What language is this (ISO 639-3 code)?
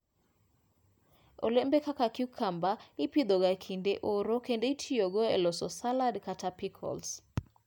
luo